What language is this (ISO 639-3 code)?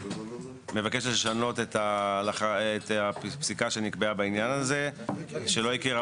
heb